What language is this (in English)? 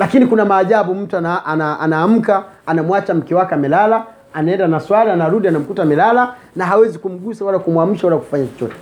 Swahili